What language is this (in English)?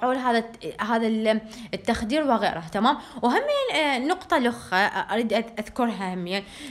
Arabic